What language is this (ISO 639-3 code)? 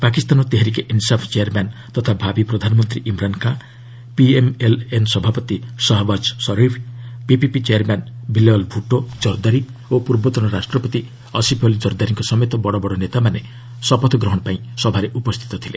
ori